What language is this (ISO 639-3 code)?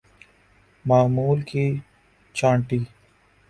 urd